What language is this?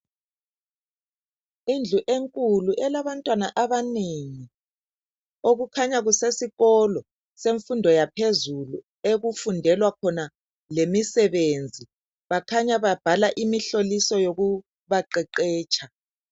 North Ndebele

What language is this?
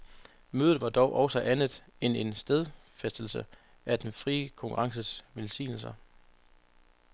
Danish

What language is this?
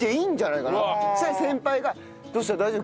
Japanese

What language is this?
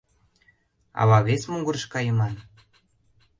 Mari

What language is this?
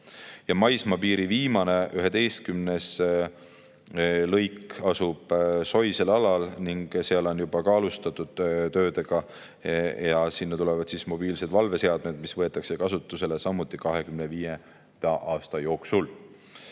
Estonian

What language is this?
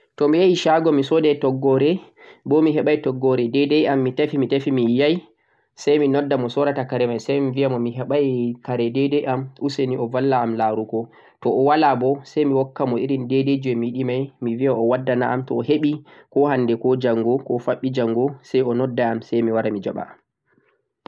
Central-Eastern Niger Fulfulde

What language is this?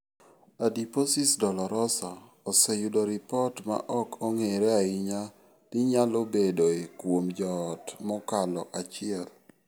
Luo (Kenya and Tanzania)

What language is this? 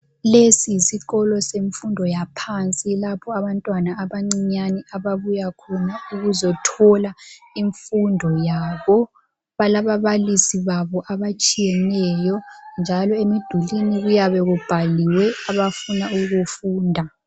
North Ndebele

